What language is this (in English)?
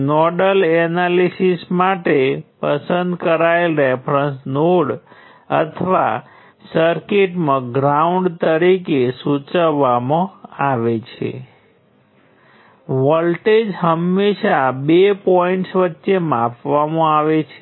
Gujarati